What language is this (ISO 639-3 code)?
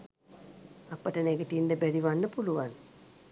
sin